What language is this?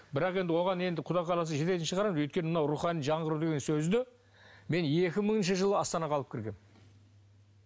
Kazakh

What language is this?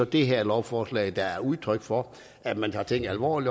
Danish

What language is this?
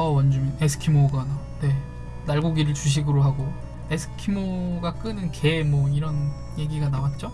Korean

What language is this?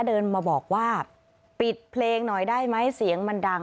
Thai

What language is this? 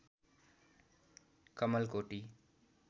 Nepali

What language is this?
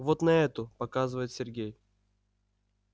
Russian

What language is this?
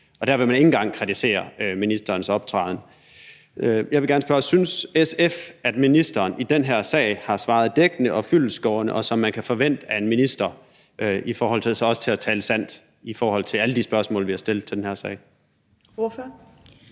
Danish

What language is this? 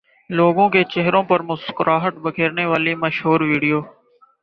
Urdu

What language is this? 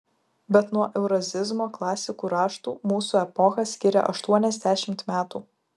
Lithuanian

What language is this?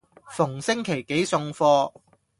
Cantonese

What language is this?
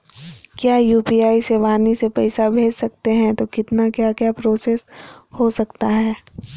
Magahi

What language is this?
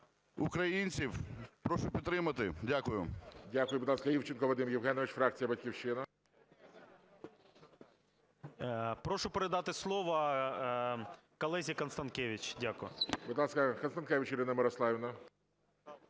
Ukrainian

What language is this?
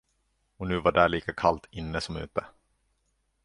Swedish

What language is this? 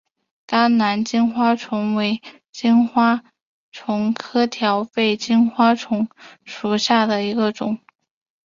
Chinese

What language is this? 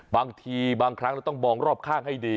Thai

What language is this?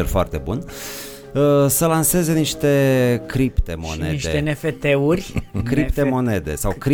Romanian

